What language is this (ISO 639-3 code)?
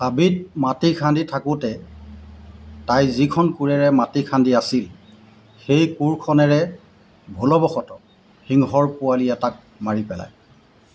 asm